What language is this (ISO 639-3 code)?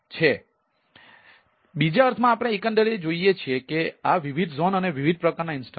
guj